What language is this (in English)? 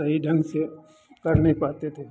Hindi